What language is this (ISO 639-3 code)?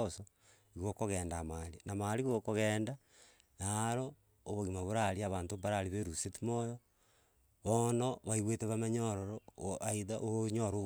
guz